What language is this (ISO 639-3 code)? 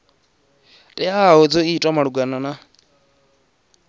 ven